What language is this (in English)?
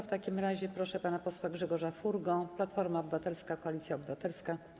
Polish